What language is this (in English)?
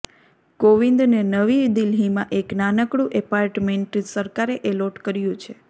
Gujarati